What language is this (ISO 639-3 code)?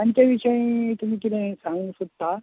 kok